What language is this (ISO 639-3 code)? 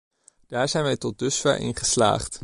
nld